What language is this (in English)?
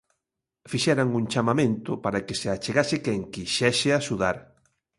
Galician